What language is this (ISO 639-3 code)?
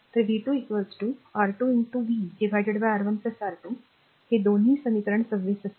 mar